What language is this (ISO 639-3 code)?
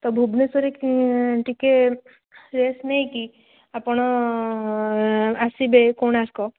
ori